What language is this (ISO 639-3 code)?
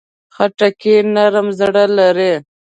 pus